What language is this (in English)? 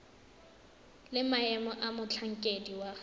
Tswana